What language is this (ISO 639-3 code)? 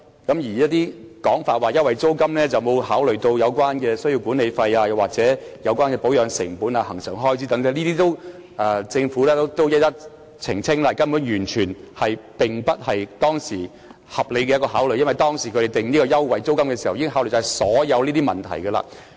yue